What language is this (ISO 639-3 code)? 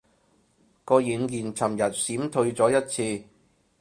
yue